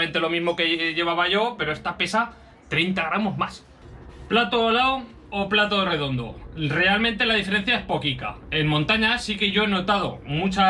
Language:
Spanish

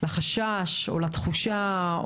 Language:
Hebrew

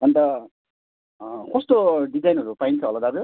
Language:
Nepali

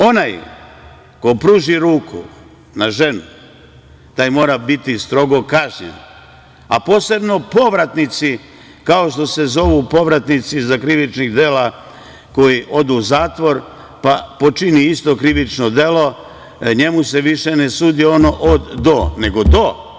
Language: Serbian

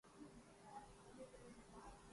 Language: Urdu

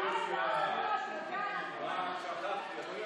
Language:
Hebrew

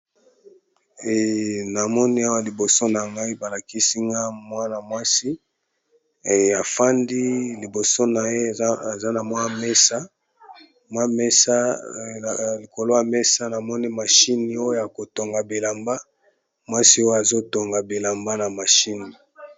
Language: Lingala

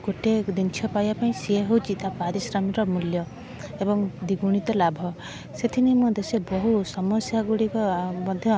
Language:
Odia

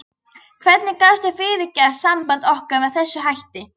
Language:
Icelandic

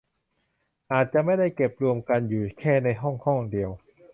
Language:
Thai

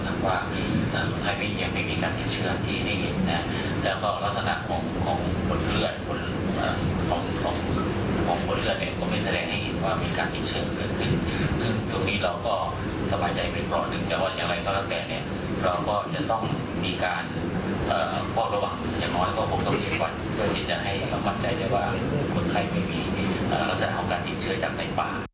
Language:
Thai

